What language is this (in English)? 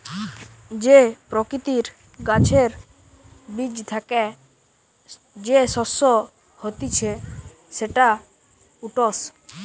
Bangla